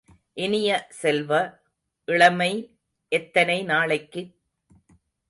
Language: Tamil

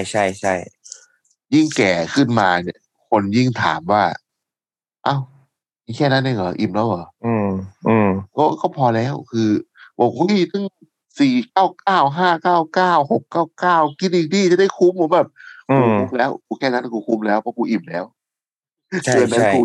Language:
Thai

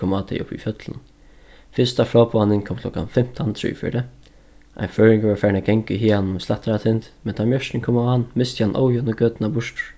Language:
Faroese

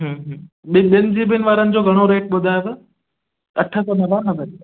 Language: Sindhi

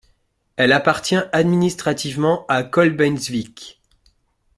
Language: French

